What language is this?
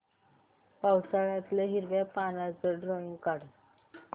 Marathi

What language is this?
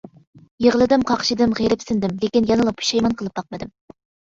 Uyghur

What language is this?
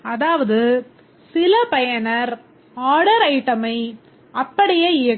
Tamil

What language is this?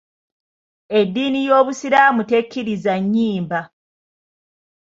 Ganda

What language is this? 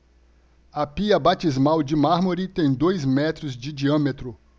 Portuguese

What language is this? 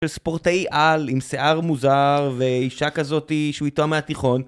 Hebrew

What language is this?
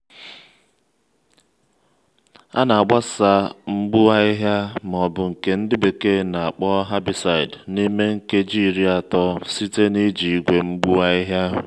Igbo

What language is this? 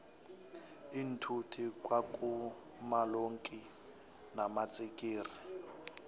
South Ndebele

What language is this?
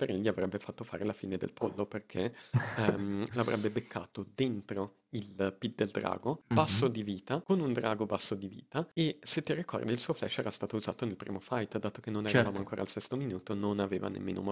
Italian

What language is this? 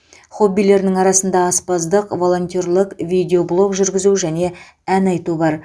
Kazakh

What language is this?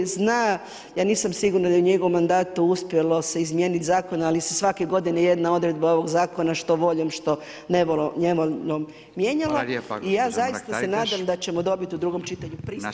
Croatian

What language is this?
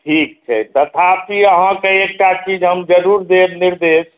Maithili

